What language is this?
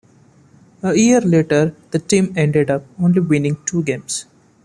English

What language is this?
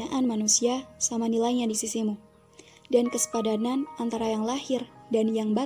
Indonesian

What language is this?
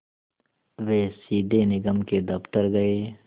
Hindi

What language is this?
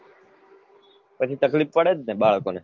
Gujarati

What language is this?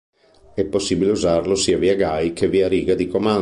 Italian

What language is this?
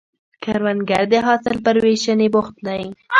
Pashto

